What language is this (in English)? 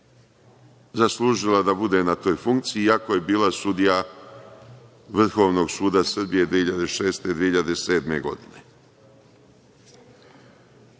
Serbian